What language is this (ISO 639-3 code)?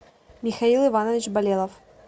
rus